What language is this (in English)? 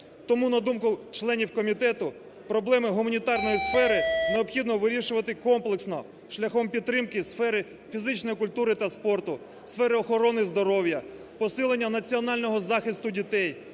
Ukrainian